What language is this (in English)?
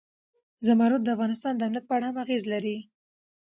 Pashto